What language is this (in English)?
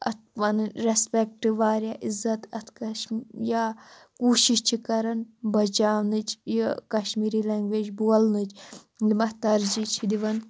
Kashmiri